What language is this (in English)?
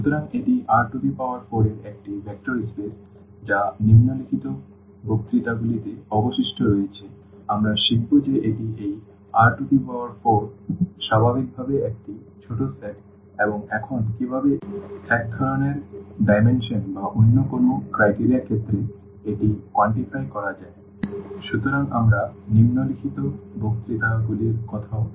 Bangla